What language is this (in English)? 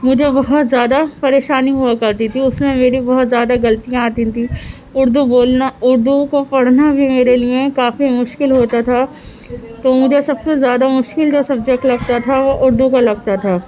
Urdu